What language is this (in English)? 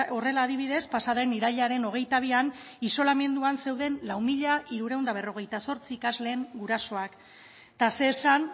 Basque